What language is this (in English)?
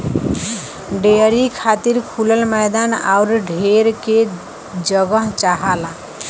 Bhojpuri